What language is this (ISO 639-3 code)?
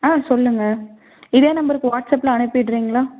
tam